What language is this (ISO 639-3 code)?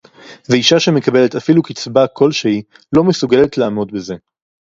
heb